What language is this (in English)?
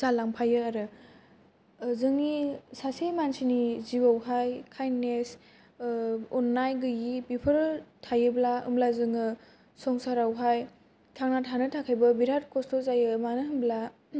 Bodo